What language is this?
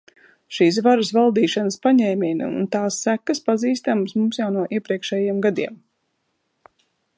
Latvian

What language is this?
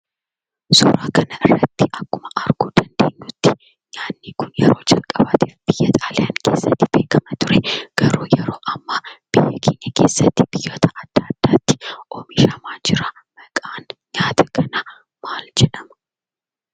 Oromo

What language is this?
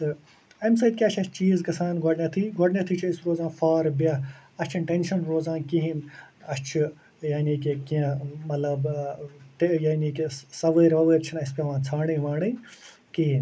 Kashmiri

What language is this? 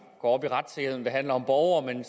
Danish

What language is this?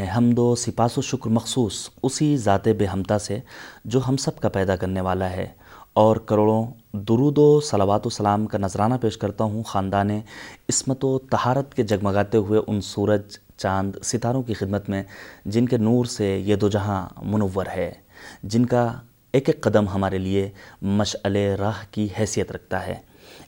Urdu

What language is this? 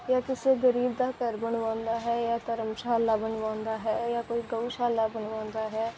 Punjabi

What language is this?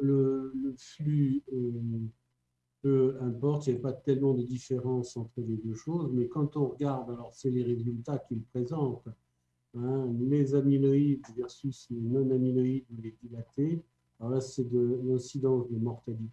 French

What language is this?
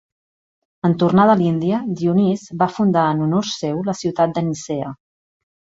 Catalan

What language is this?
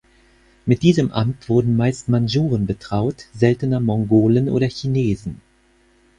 German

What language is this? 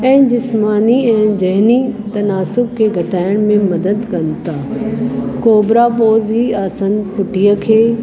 Sindhi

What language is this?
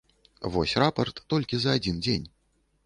Belarusian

